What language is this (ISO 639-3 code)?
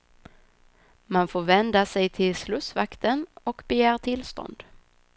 swe